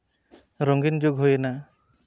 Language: Santali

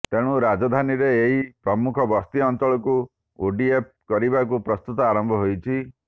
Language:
Odia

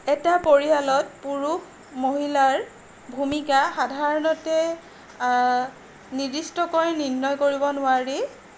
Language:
Assamese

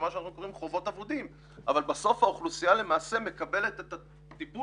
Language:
Hebrew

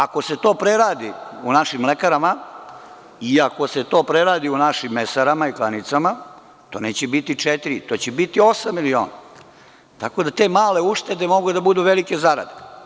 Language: Serbian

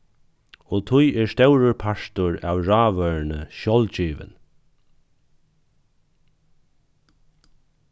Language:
Faroese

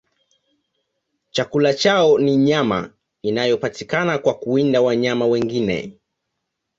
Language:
Swahili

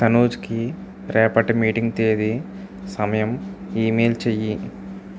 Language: Telugu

